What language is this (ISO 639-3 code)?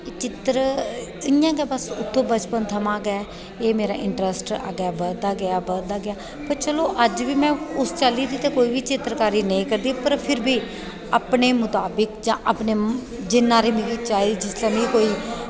doi